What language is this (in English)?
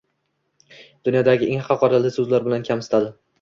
Uzbek